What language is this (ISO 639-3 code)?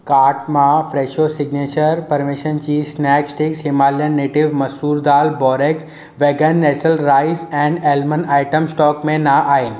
snd